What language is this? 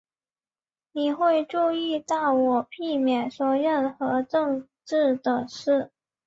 Chinese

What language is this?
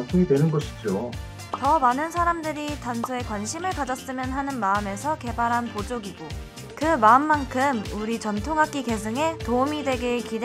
Korean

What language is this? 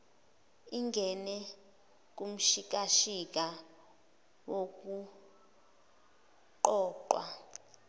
Zulu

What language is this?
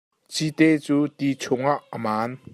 Hakha Chin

